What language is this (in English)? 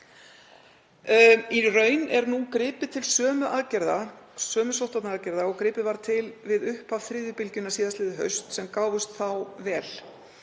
Icelandic